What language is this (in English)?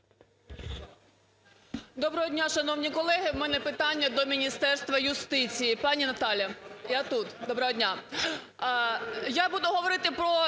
Ukrainian